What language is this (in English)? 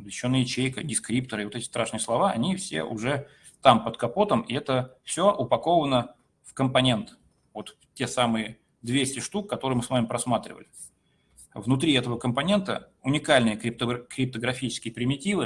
Russian